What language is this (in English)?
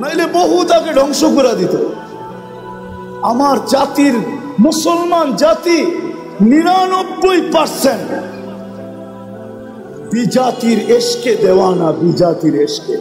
Turkish